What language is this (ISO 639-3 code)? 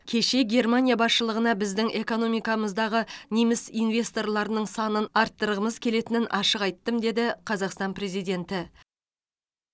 kaz